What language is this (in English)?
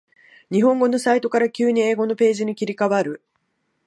Japanese